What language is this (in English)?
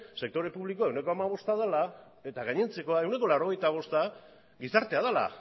Basque